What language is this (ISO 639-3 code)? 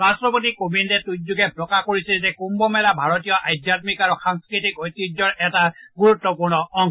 asm